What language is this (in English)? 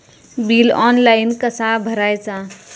Marathi